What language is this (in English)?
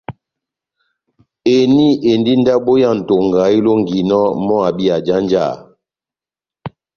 Batanga